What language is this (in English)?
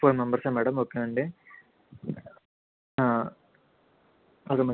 Telugu